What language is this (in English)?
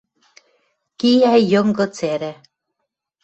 Western Mari